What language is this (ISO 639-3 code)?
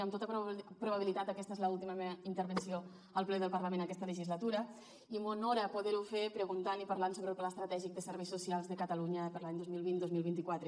cat